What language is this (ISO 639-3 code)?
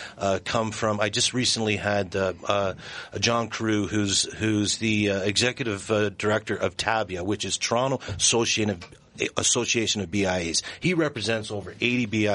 eng